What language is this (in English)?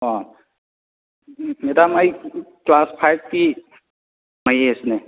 Manipuri